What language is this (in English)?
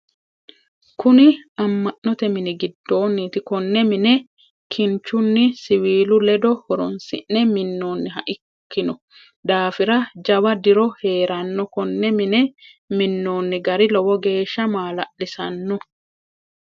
Sidamo